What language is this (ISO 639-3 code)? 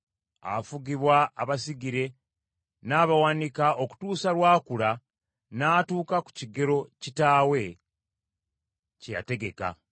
lug